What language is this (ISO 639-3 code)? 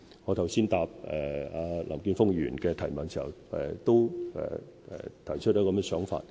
yue